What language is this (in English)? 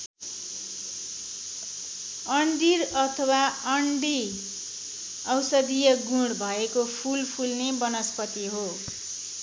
Nepali